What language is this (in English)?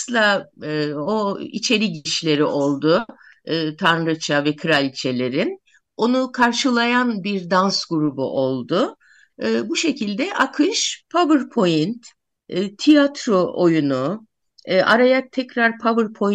Turkish